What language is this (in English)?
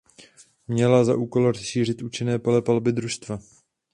Czech